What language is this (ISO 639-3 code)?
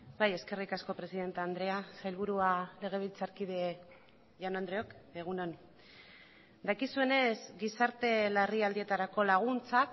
eus